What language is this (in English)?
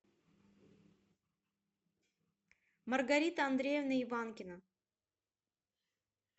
Russian